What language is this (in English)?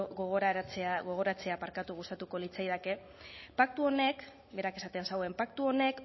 Basque